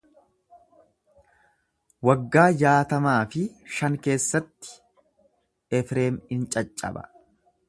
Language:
Oromo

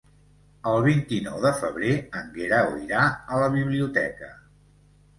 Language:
Catalan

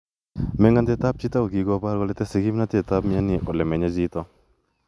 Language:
Kalenjin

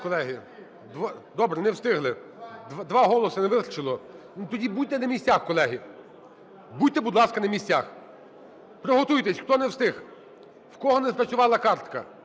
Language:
Ukrainian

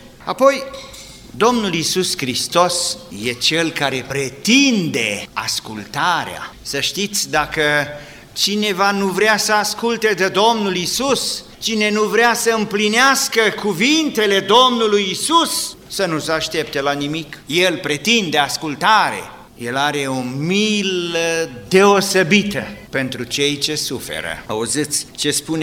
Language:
Romanian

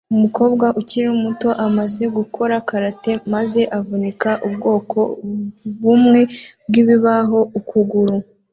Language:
Kinyarwanda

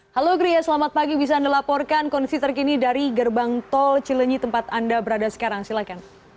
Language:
Indonesian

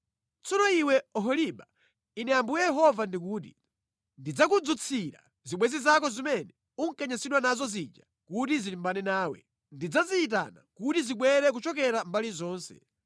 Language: Nyanja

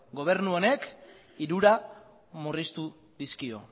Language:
Basque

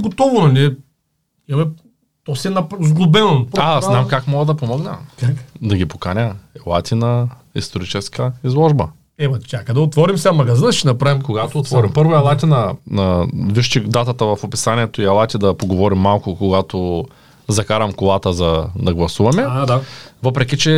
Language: Bulgarian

